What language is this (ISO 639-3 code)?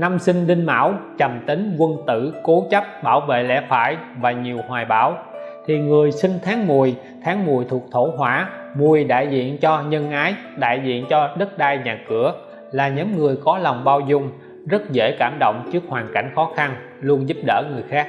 vie